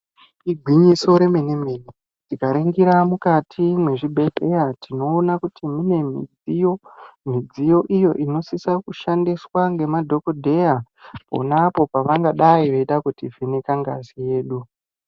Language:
Ndau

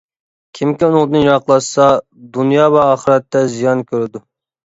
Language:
Uyghur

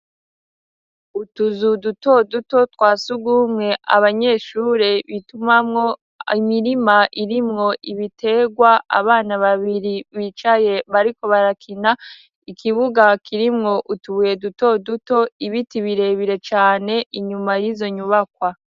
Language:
Rundi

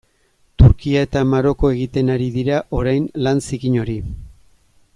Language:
Basque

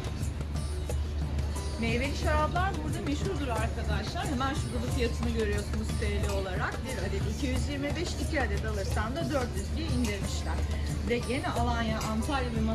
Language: Turkish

